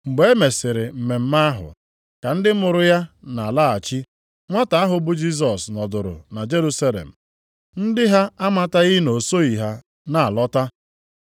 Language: Igbo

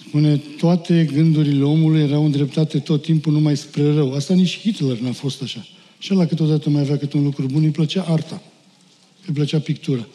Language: Romanian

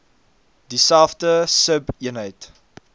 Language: Afrikaans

